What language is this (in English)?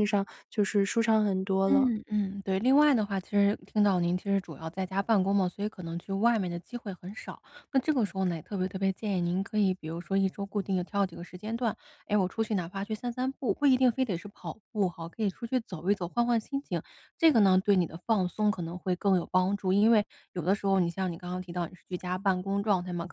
Chinese